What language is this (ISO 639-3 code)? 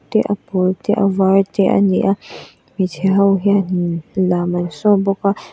lus